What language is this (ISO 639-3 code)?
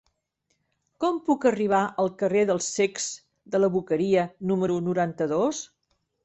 cat